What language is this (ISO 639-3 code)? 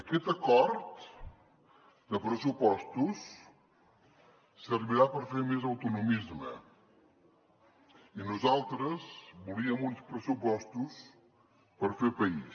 cat